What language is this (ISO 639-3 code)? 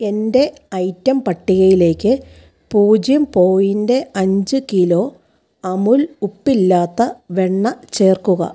mal